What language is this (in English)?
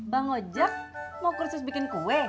Indonesian